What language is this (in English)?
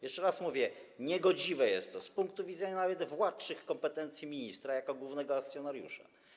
Polish